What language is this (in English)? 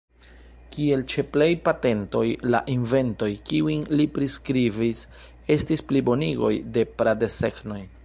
Esperanto